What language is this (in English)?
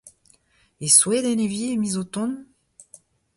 Breton